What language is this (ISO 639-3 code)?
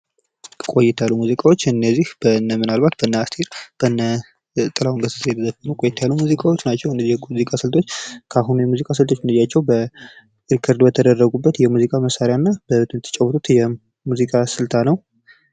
amh